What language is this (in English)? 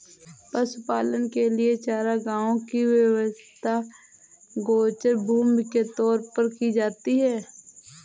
Hindi